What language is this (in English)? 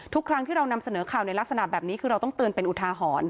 Thai